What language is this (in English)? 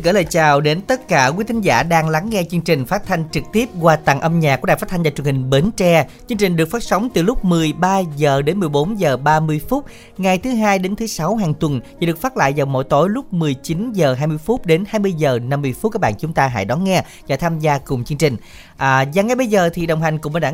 Vietnamese